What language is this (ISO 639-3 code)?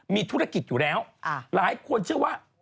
tha